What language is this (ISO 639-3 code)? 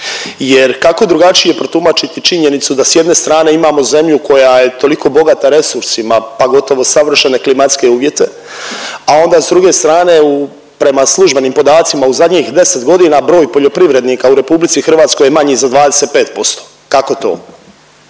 hrv